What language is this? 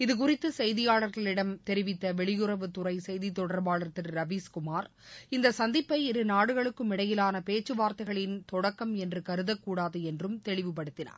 Tamil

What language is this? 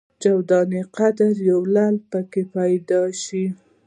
Pashto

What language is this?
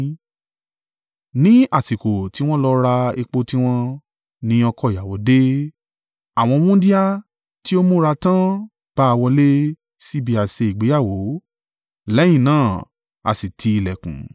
Yoruba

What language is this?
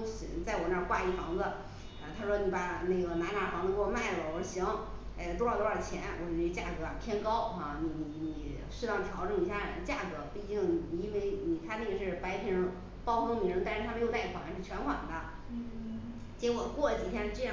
Chinese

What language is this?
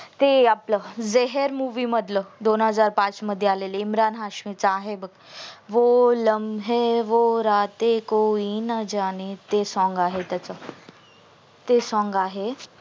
Marathi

